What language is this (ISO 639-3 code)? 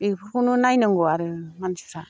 brx